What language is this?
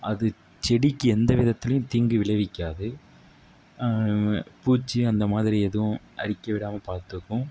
Tamil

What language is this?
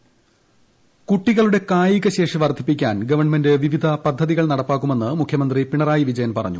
Malayalam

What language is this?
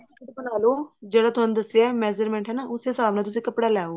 Punjabi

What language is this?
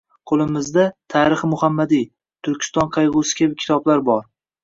Uzbek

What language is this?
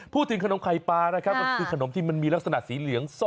Thai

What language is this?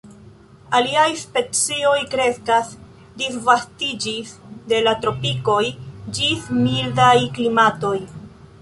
Esperanto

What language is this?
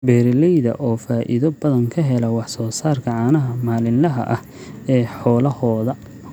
Somali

